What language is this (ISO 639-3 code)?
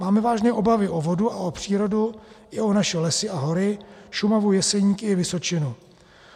ces